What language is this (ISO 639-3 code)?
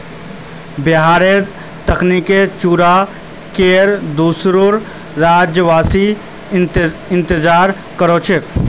mag